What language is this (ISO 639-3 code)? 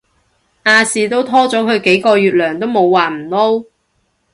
yue